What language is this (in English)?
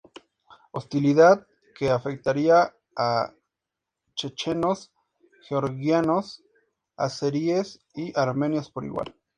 Spanish